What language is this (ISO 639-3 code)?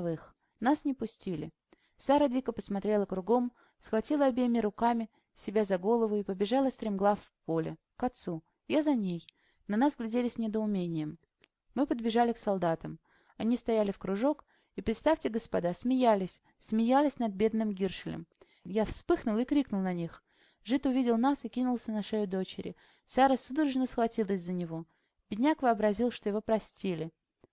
rus